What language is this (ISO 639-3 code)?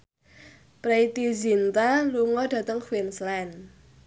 jav